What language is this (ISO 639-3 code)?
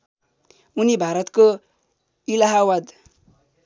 nep